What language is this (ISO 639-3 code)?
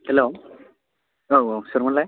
brx